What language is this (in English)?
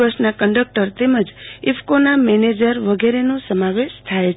Gujarati